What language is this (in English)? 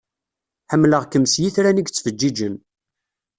Kabyle